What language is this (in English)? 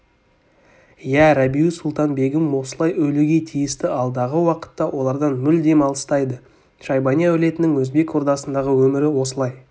Kazakh